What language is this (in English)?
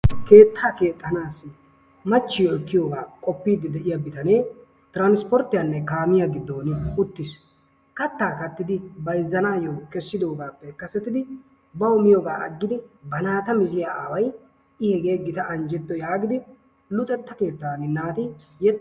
Wolaytta